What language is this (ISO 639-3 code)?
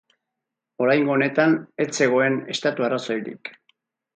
eus